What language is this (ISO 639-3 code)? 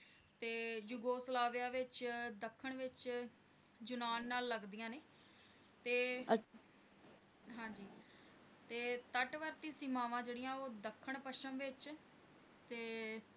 pan